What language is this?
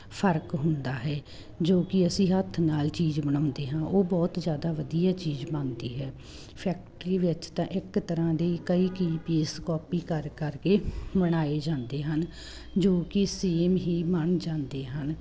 Punjabi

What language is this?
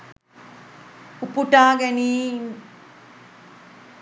Sinhala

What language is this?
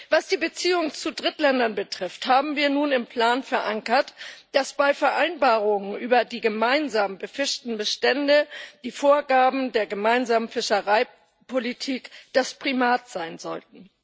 German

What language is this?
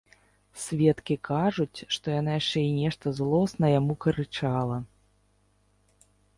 Belarusian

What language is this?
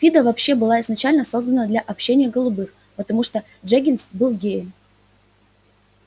Russian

